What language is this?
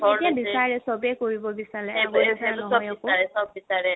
Assamese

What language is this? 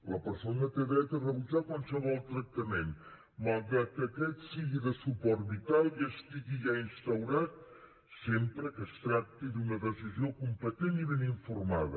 Catalan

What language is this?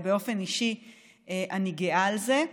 Hebrew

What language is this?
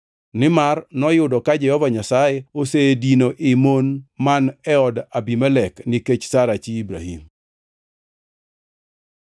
Luo (Kenya and Tanzania)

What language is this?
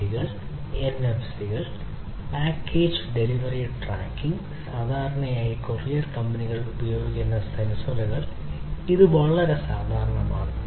Malayalam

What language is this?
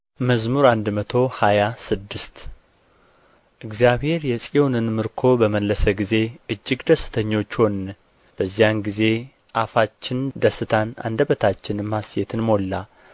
Amharic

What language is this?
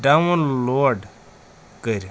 Kashmiri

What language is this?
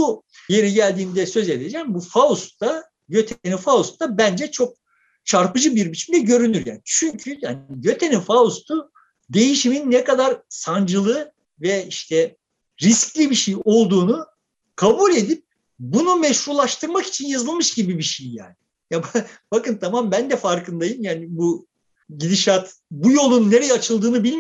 Turkish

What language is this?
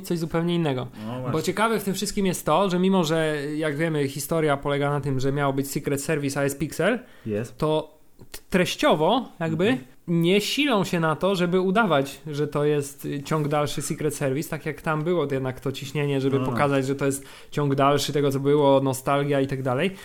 Polish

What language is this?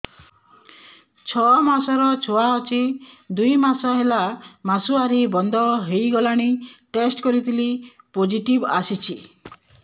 Odia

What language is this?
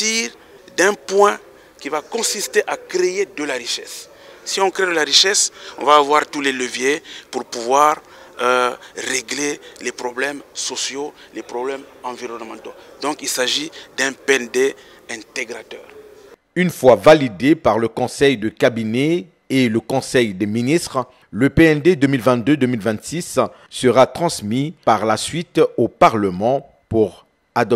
French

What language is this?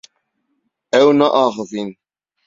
Kurdish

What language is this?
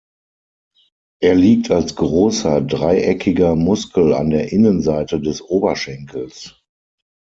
German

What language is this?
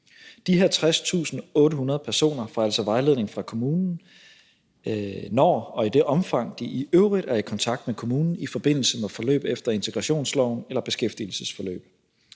Danish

